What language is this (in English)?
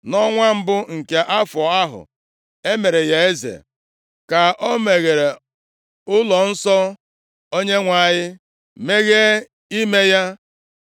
Igbo